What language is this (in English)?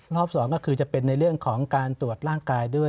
Thai